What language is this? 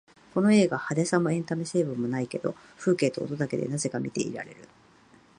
Japanese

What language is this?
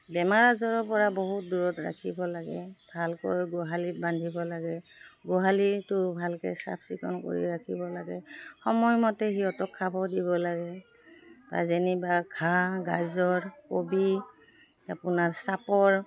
Assamese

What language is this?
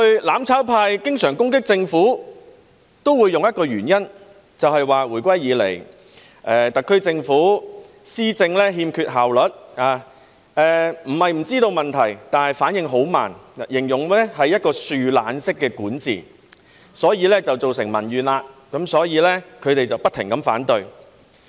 Cantonese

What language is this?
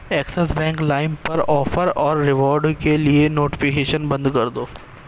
Urdu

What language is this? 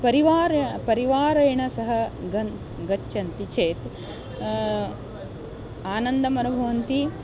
Sanskrit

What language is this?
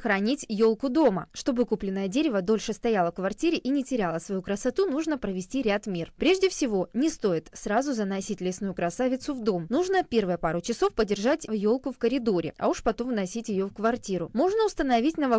Russian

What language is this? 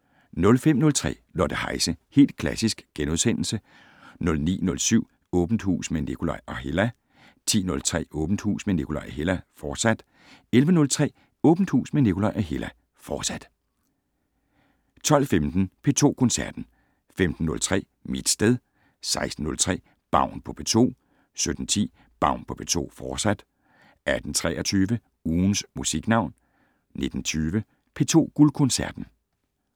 Danish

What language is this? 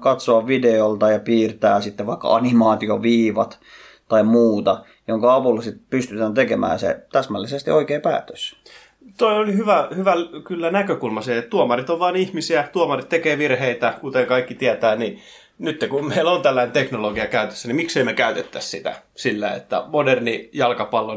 Finnish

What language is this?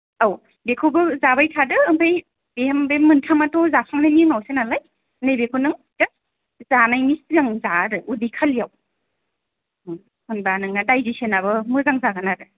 Bodo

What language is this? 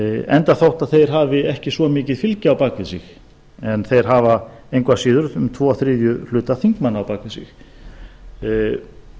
Icelandic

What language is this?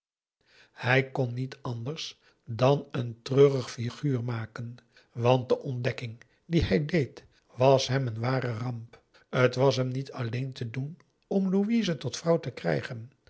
Dutch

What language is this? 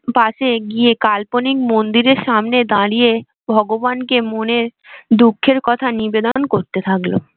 Bangla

